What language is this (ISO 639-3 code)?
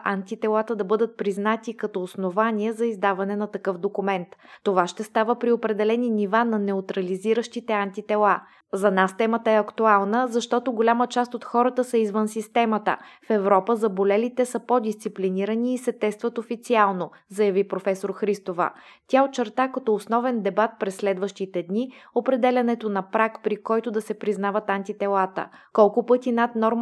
bul